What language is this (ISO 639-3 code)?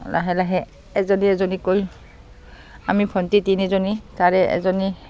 asm